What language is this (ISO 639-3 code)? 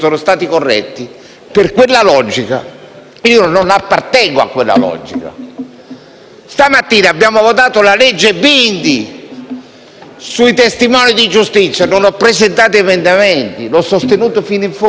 ita